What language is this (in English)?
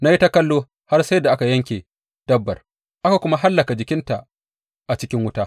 Hausa